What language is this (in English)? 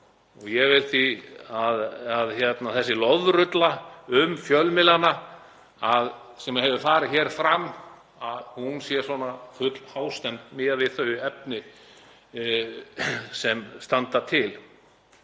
Icelandic